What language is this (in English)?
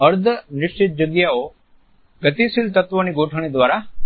Gujarati